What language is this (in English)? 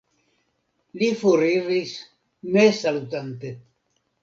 Esperanto